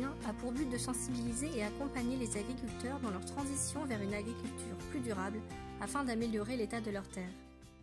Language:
French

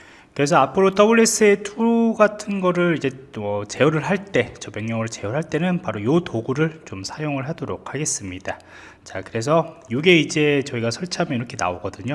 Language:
Korean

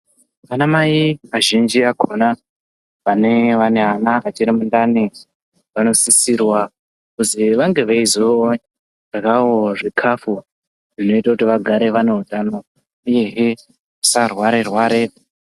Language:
Ndau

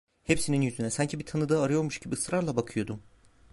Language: Turkish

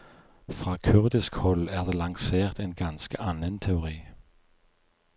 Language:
Norwegian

